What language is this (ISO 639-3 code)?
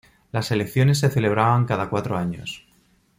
spa